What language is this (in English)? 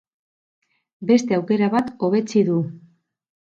Basque